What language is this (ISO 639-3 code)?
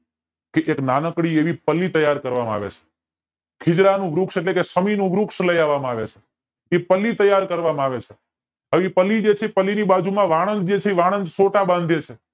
guj